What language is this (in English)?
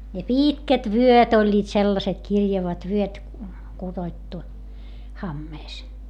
Finnish